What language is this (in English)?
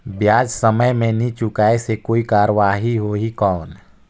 Chhattisgarhi